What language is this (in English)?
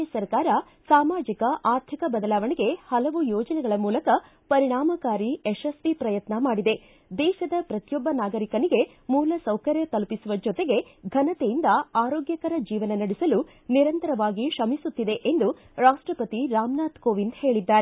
Kannada